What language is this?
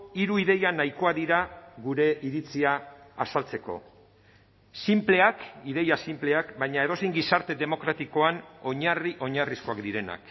Basque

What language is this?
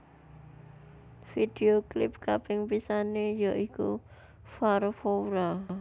Javanese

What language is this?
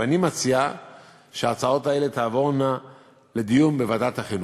Hebrew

